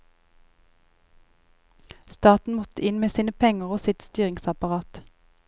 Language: Norwegian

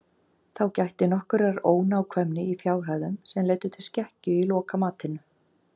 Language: Icelandic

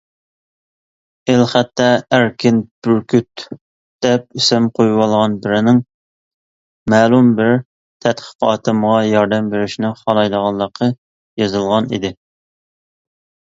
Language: Uyghur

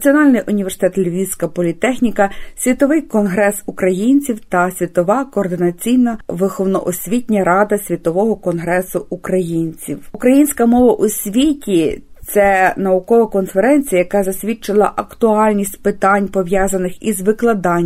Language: Ukrainian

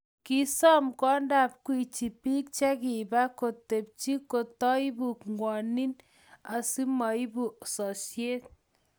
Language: Kalenjin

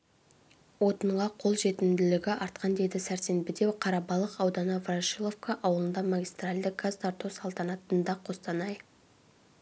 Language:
Kazakh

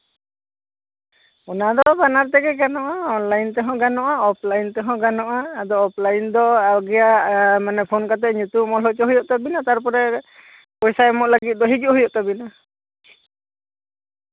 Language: Santali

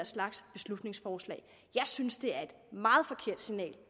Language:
Danish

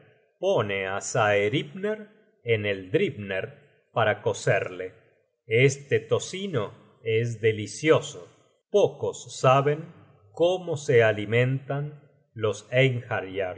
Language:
Spanish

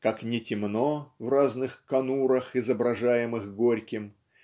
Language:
Russian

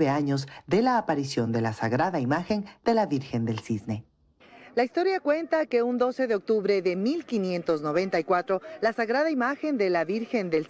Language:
Spanish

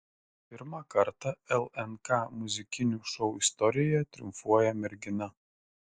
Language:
Lithuanian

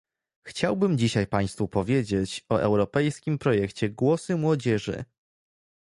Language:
Polish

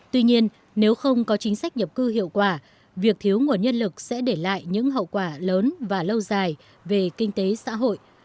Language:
Vietnamese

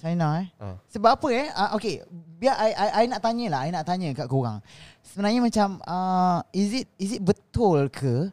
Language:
Malay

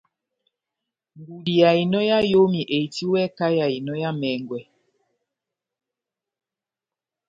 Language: Batanga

